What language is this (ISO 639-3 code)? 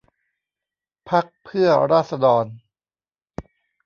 tha